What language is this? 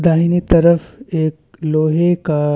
Hindi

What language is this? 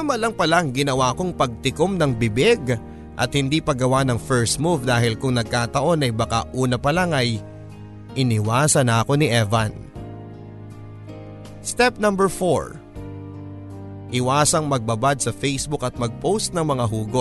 Filipino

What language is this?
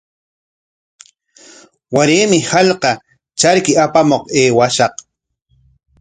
Corongo Ancash Quechua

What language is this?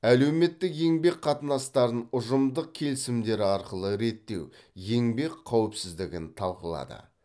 Kazakh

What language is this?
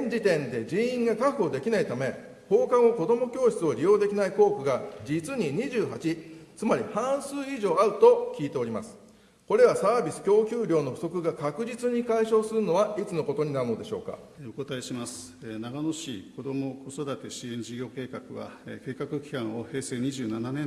Japanese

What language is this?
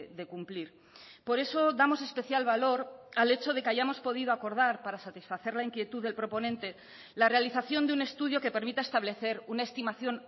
Spanish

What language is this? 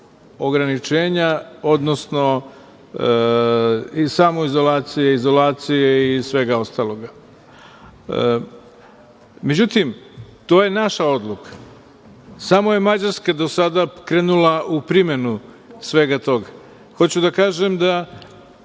Serbian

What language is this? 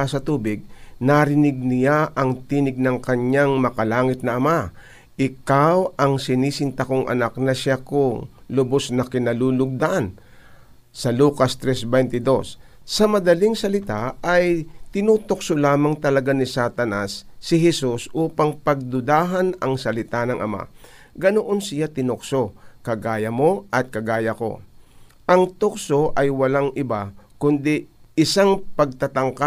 Filipino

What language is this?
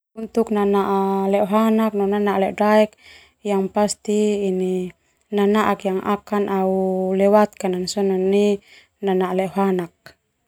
Termanu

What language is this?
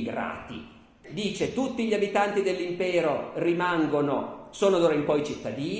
Italian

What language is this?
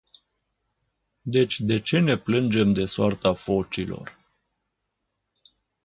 Romanian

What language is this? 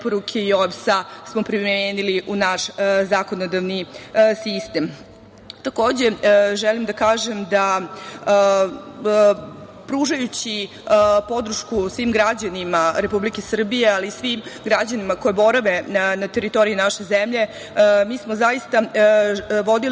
Serbian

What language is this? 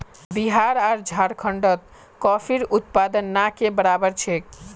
Magahi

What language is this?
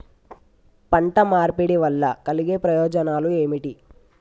Telugu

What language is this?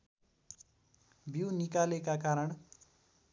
Nepali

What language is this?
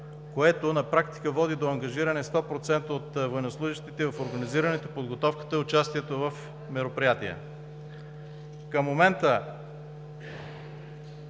Bulgarian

